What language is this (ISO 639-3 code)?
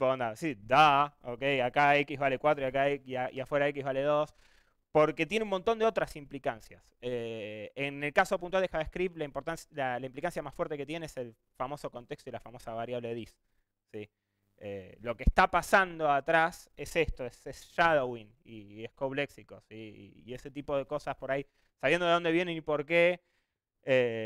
spa